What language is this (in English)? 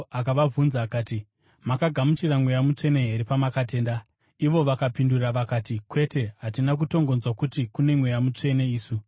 Shona